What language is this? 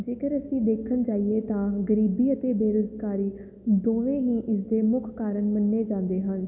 Punjabi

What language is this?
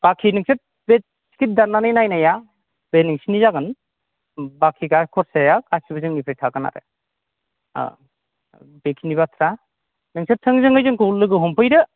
Bodo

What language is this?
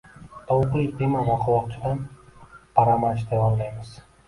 Uzbek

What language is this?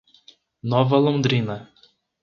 Portuguese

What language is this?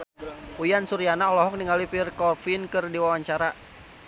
Sundanese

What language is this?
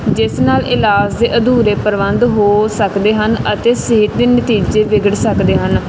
Punjabi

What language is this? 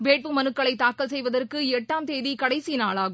Tamil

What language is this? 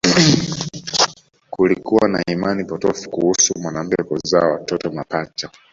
Swahili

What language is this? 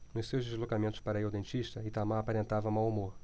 Portuguese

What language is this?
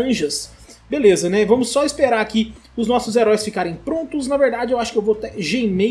Portuguese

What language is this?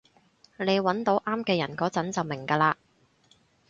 Cantonese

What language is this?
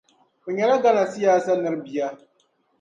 Dagbani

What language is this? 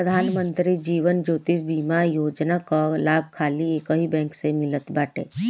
Bhojpuri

